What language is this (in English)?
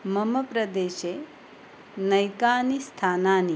Sanskrit